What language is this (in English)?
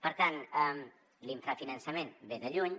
Catalan